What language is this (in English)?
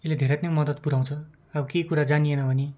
Nepali